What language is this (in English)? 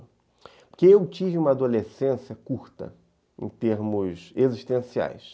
Portuguese